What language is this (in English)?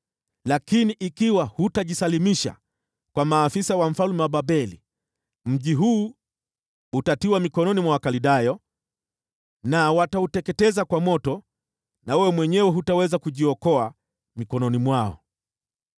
Swahili